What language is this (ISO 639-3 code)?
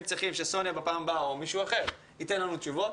heb